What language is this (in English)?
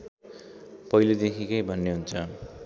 Nepali